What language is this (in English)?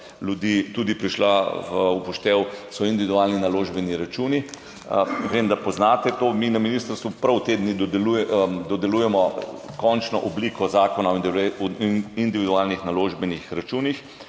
Slovenian